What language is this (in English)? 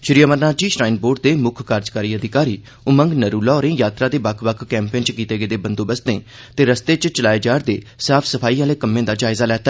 Dogri